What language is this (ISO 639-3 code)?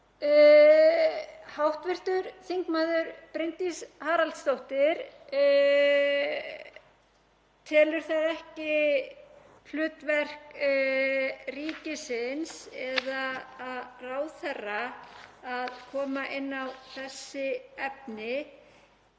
isl